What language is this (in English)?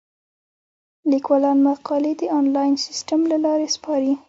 Pashto